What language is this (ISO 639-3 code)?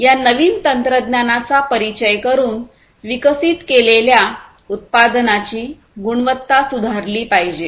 mar